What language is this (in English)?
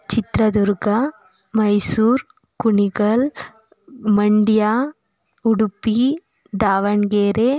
Kannada